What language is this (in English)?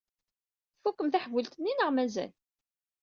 Kabyle